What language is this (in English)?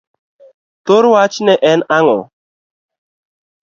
Luo (Kenya and Tanzania)